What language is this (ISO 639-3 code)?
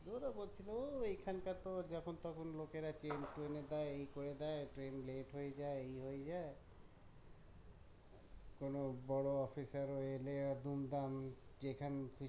ben